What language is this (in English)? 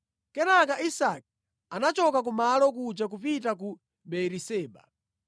Nyanja